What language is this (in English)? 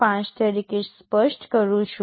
Gujarati